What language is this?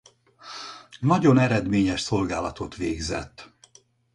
Hungarian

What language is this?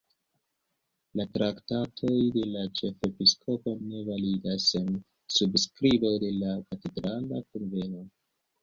Esperanto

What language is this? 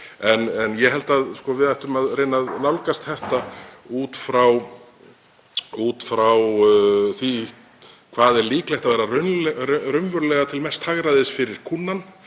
Icelandic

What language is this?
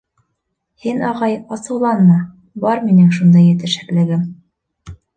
Bashkir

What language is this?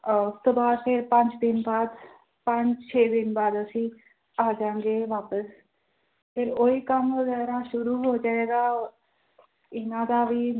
Punjabi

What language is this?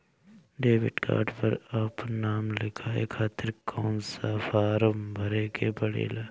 Bhojpuri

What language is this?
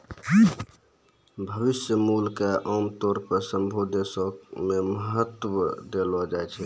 Maithili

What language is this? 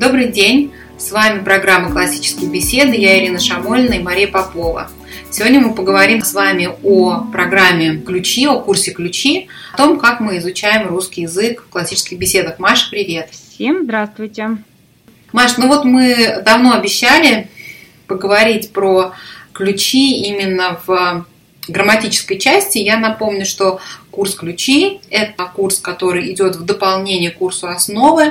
Russian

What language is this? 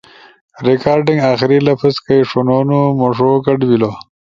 Ushojo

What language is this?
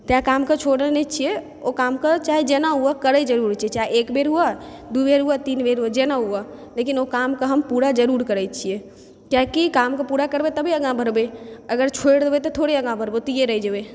Maithili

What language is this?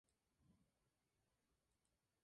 Spanish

